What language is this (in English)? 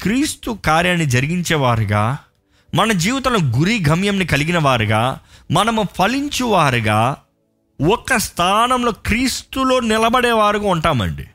Telugu